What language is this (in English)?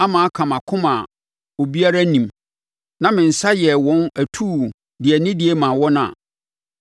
Akan